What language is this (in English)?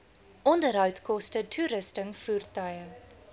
Afrikaans